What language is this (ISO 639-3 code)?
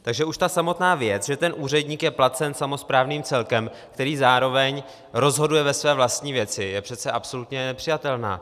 ces